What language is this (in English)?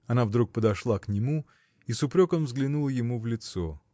Russian